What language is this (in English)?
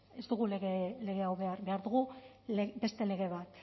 Basque